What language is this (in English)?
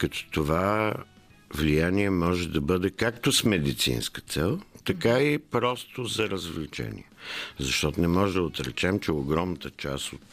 Bulgarian